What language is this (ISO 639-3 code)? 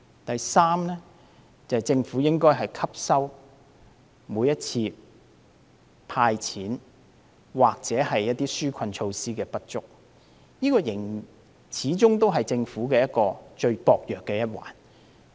yue